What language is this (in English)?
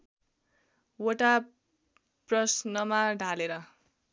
Nepali